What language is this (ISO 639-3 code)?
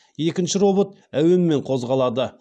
kaz